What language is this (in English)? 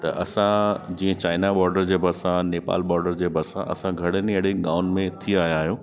Sindhi